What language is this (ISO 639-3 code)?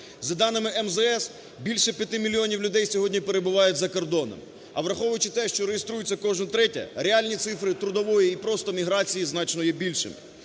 ukr